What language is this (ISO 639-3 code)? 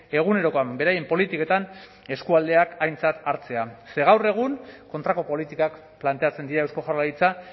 eus